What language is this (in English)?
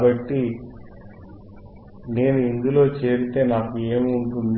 Telugu